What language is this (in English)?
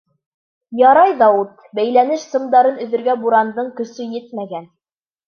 Bashkir